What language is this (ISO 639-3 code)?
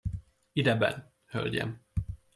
hun